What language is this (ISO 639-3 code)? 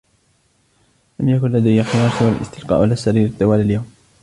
ara